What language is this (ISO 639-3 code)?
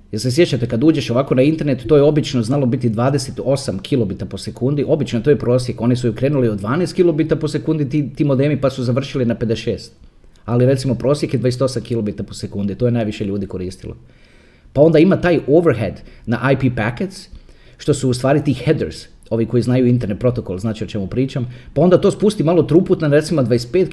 hrv